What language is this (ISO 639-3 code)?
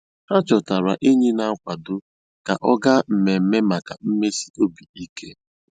ibo